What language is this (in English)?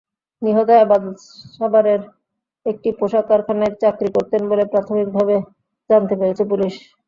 Bangla